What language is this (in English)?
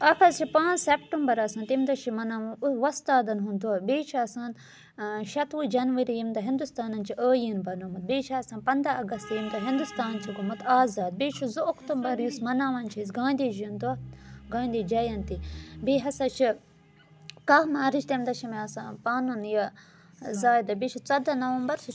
Kashmiri